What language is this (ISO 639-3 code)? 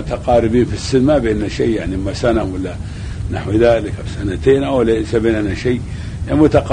ara